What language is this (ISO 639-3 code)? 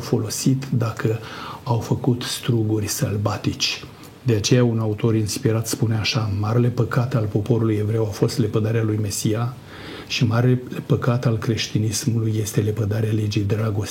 ron